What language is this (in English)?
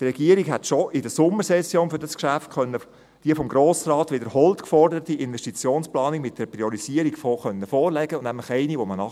Swiss German